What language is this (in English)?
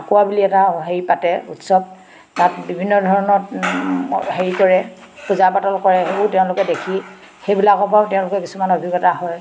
Assamese